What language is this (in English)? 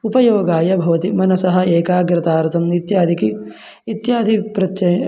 Sanskrit